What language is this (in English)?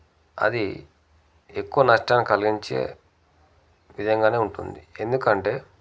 Telugu